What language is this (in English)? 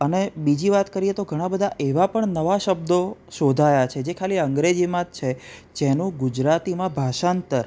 Gujarati